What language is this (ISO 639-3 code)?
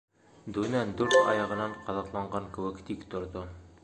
bak